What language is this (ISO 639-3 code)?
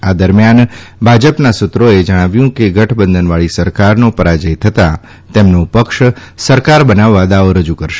guj